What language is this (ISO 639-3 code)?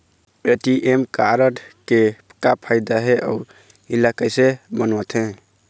hne